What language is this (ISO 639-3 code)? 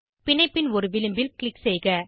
tam